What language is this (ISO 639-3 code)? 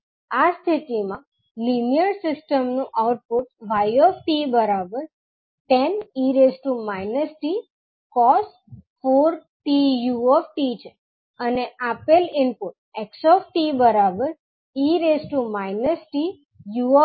guj